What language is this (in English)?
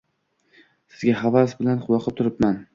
Uzbek